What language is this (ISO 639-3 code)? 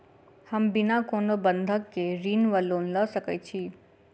mai